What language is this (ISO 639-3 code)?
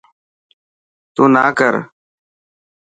mki